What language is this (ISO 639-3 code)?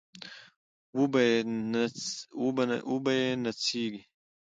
pus